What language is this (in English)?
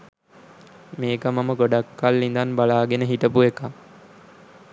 Sinhala